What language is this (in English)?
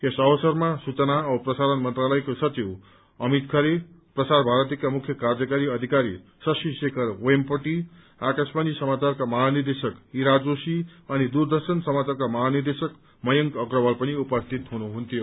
Nepali